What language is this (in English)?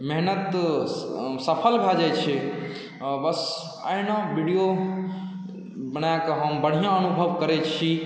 Maithili